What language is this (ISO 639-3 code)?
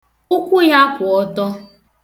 ibo